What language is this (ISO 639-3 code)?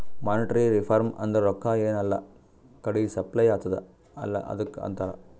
kan